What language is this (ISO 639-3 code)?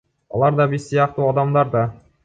kir